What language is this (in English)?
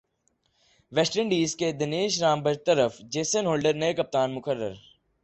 Urdu